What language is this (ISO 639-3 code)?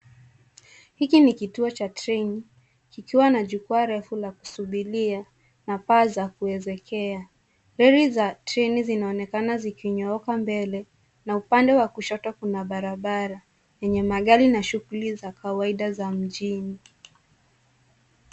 swa